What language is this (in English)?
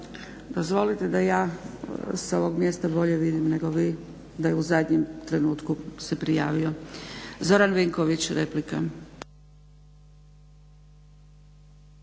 Croatian